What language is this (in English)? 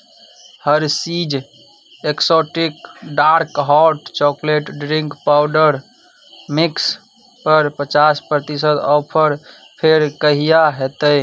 Maithili